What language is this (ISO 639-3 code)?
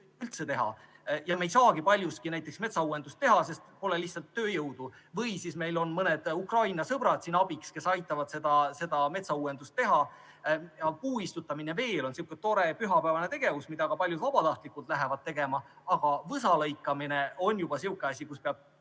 est